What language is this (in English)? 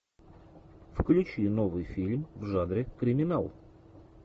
Russian